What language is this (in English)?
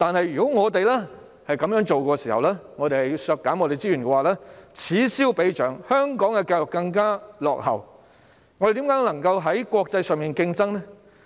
Cantonese